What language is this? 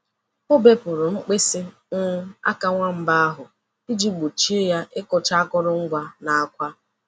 Igbo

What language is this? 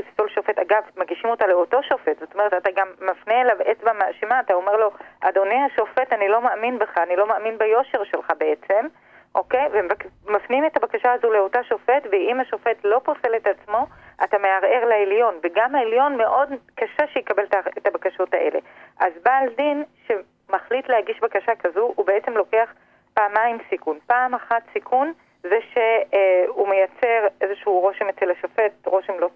Hebrew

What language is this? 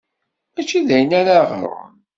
Kabyle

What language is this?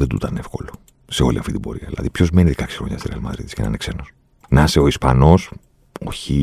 Greek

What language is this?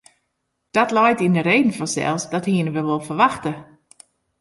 Western Frisian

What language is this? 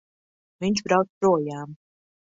Latvian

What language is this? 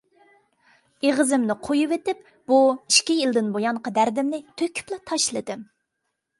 Uyghur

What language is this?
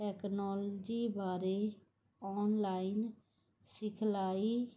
Punjabi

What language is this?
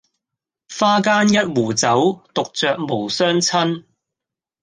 Cantonese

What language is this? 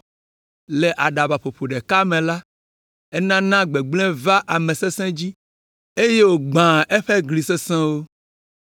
Ewe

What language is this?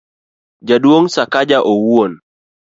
Luo (Kenya and Tanzania)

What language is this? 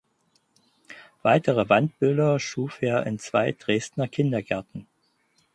German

